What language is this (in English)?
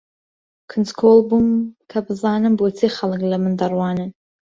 Central Kurdish